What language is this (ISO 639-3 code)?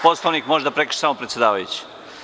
srp